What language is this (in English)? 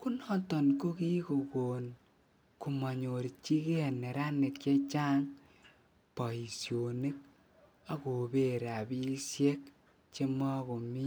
Kalenjin